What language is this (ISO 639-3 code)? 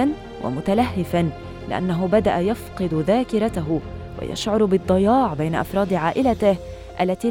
ara